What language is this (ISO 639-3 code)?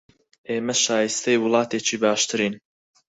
ckb